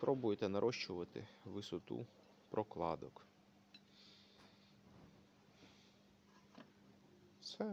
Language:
Ukrainian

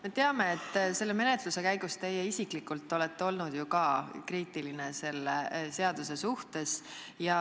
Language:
Estonian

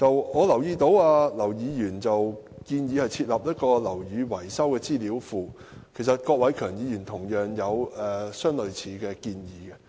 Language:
Cantonese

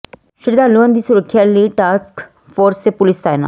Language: Punjabi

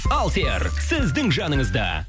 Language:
Kazakh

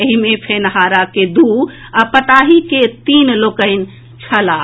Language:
Maithili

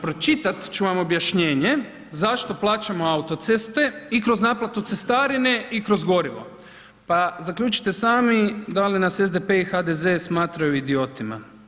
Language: Croatian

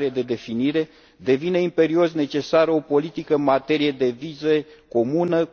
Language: Romanian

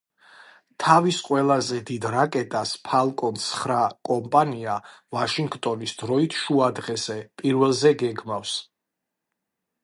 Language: Georgian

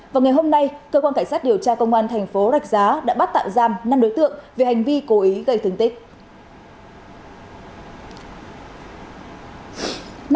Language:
Vietnamese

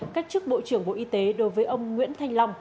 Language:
Vietnamese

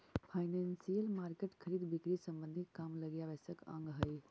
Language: Magahi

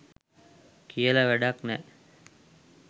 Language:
Sinhala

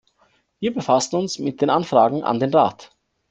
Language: German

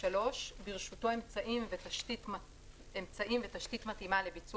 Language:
Hebrew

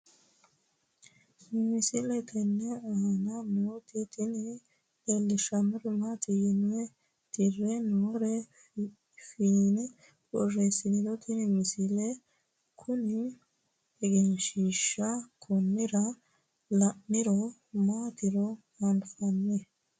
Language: Sidamo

